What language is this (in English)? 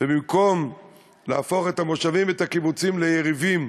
Hebrew